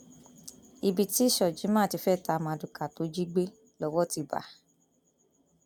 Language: Yoruba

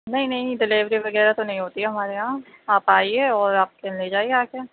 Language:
Urdu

